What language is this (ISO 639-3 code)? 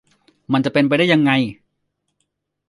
tha